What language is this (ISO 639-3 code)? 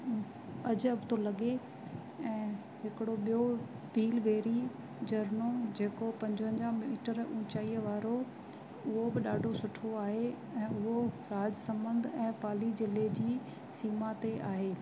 snd